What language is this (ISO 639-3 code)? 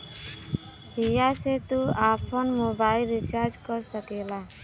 bho